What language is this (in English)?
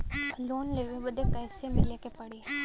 Bhojpuri